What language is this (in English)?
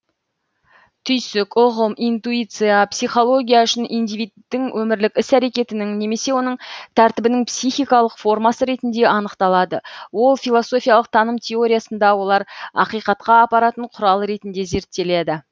Kazakh